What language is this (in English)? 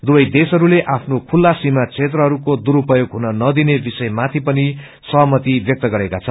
Nepali